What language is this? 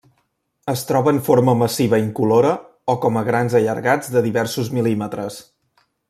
Catalan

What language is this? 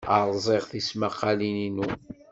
Kabyle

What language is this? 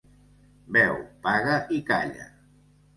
Catalan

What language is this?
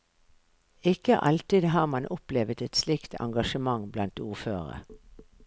Norwegian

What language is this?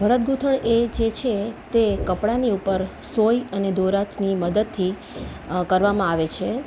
Gujarati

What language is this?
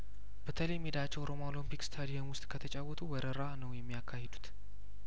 Amharic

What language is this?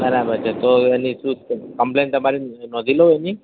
Gujarati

